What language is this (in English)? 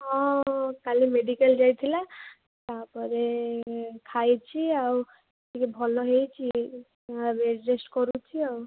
Odia